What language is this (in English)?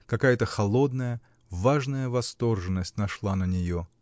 Russian